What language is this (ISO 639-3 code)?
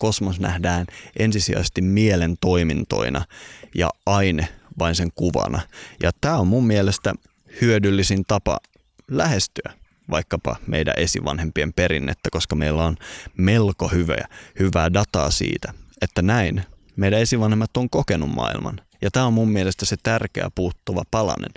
fin